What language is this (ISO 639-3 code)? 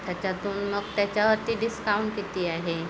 mar